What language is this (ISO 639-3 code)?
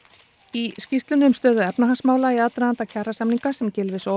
isl